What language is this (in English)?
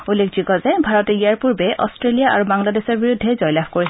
Assamese